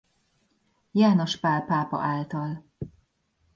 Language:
Hungarian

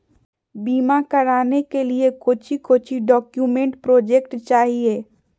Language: Magahi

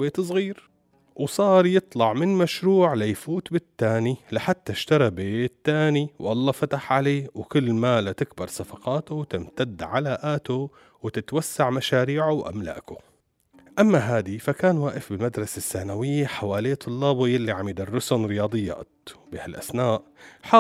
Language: Arabic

